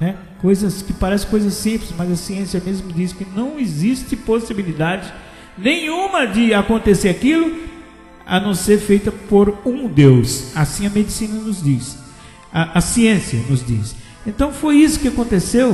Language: Portuguese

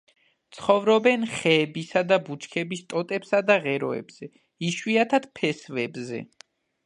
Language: Georgian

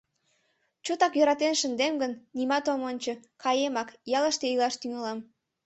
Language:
Mari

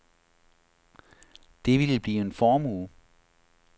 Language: Danish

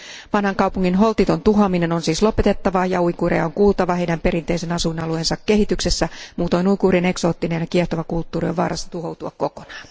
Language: Finnish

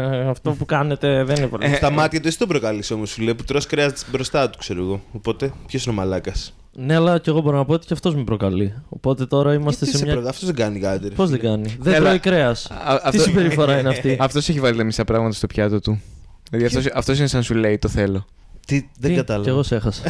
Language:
Greek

